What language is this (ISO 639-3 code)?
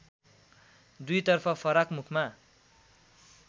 nep